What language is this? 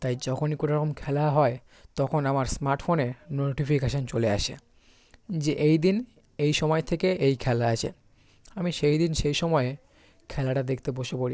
Bangla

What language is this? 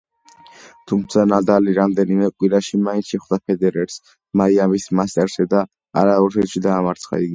Georgian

